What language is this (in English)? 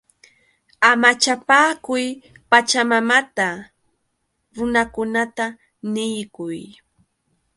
Yauyos Quechua